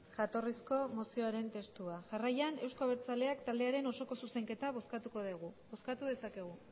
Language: Basque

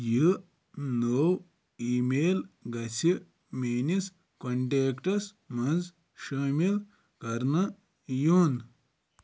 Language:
Kashmiri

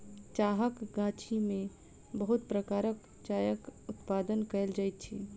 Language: Maithili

